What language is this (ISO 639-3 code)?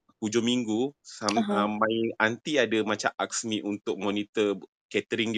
msa